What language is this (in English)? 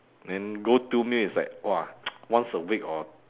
English